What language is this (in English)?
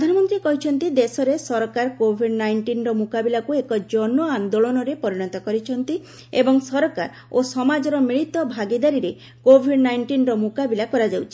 Odia